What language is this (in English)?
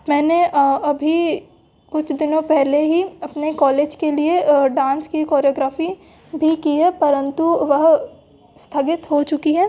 Hindi